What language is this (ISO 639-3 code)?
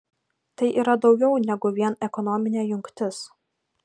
lit